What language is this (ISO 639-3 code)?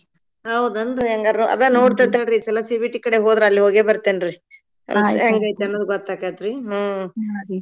kan